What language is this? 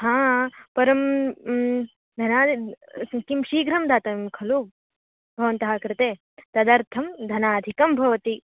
Sanskrit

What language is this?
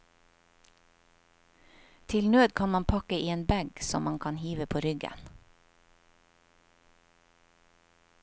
Norwegian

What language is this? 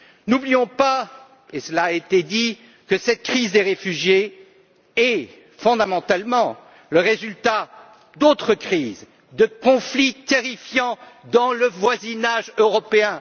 French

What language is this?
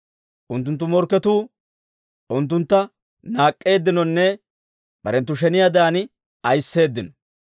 Dawro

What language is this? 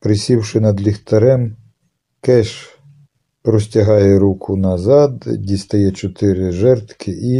Ukrainian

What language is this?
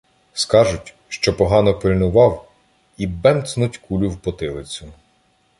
Ukrainian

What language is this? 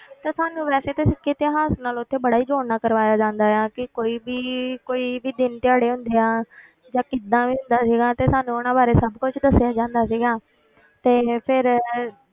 Punjabi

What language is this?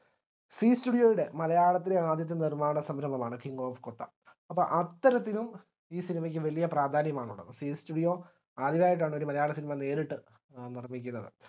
Malayalam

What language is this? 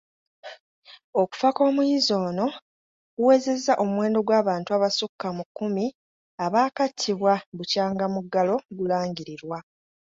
Ganda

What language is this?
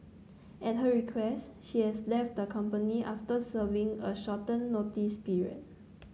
English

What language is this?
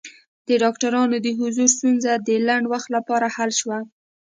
Pashto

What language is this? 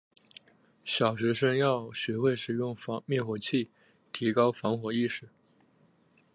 Chinese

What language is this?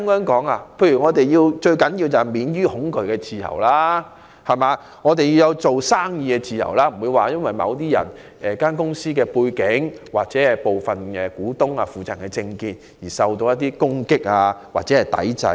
Cantonese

